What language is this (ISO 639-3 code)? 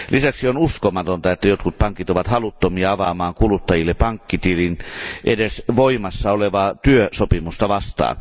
fin